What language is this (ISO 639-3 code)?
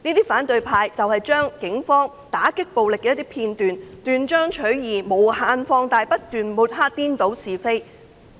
yue